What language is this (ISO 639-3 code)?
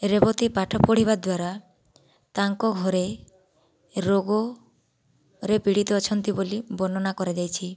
ori